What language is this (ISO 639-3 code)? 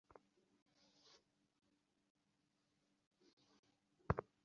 ben